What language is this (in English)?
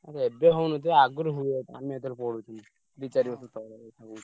Odia